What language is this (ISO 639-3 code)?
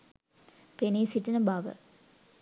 sin